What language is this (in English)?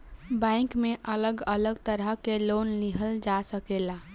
Bhojpuri